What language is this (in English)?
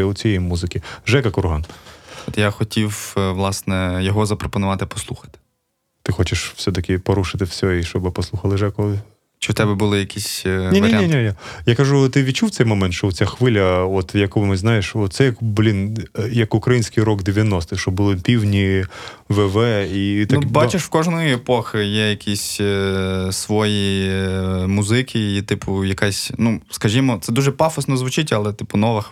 Ukrainian